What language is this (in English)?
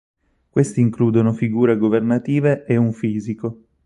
Italian